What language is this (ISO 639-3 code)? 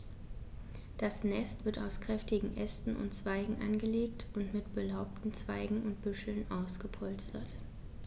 deu